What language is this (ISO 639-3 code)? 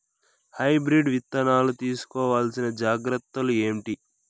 tel